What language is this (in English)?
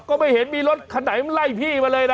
Thai